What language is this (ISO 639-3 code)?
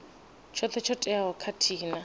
ven